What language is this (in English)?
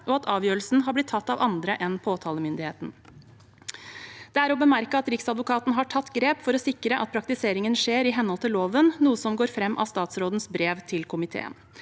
Norwegian